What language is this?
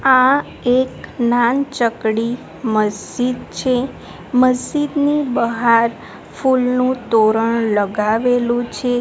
Gujarati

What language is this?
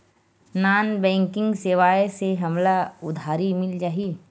Chhattisgarhi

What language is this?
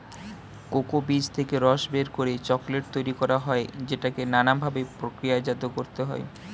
Bangla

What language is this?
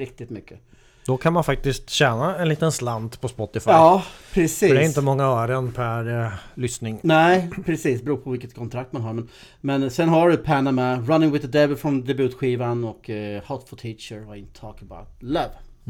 Swedish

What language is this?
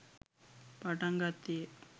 Sinhala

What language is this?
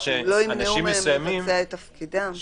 Hebrew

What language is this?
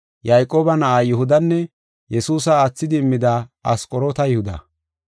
Gofa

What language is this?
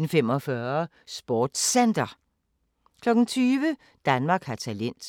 Danish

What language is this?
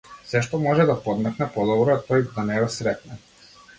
Macedonian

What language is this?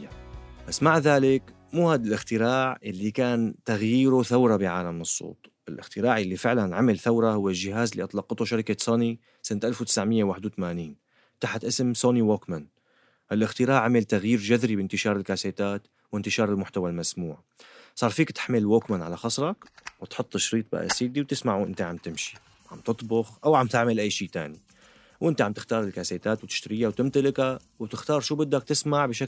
Arabic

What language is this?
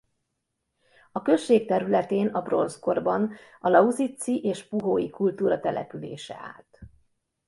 Hungarian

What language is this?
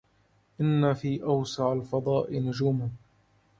Arabic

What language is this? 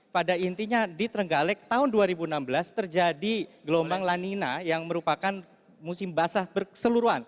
Indonesian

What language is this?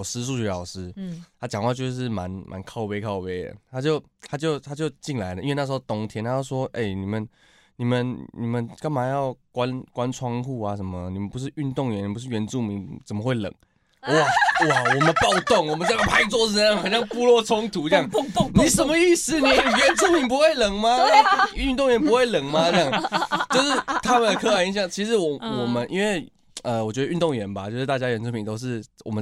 Chinese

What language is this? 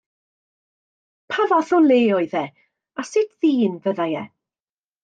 Welsh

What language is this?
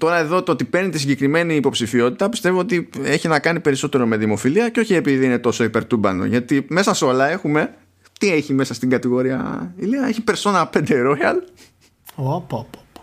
Greek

